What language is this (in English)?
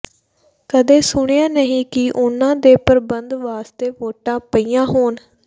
Punjabi